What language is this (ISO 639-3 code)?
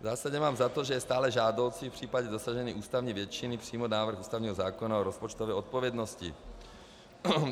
ces